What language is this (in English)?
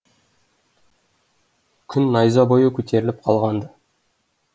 Kazakh